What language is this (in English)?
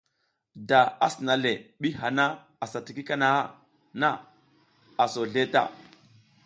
South Giziga